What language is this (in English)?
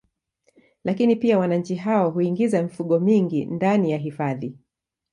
Swahili